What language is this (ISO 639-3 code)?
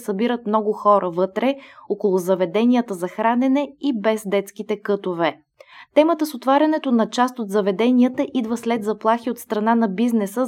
bul